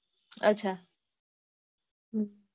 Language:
Gujarati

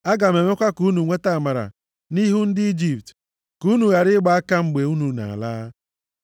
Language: Igbo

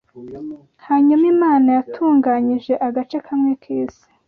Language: Kinyarwanda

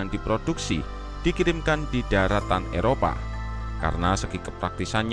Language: Indonesian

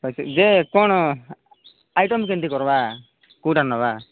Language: Odia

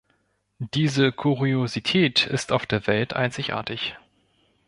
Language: German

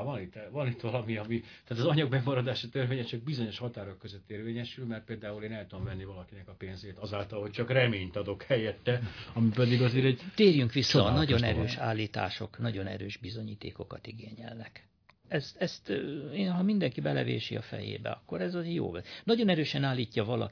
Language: Hungarian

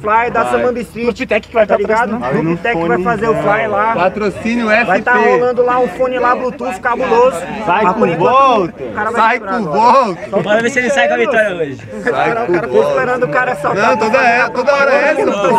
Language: Portuguese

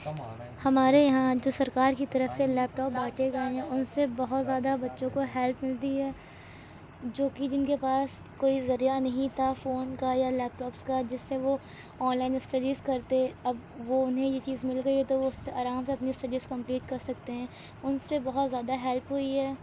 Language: Urdu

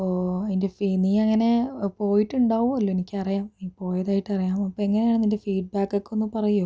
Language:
Malayalam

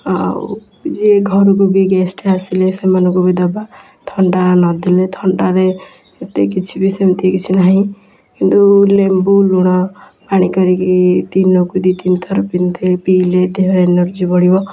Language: Odia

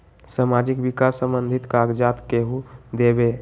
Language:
Magahi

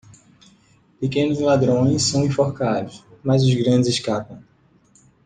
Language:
Portuguese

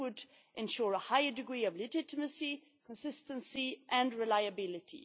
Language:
English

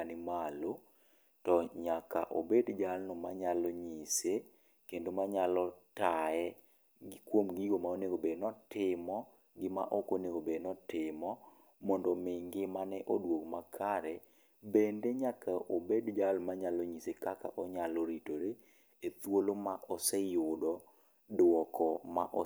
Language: Luo (Kenya and Tanzania)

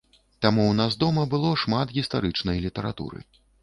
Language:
Belarusian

